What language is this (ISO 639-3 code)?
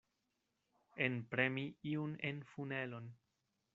epo